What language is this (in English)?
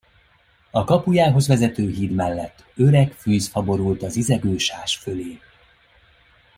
Hungarian